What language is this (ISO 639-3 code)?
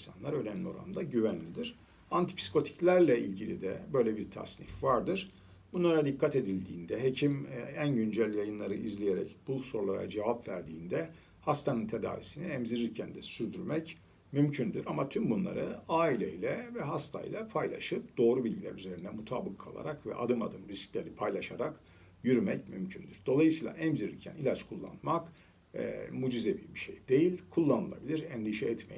tur